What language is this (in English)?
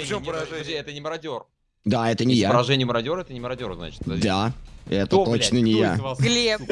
Russian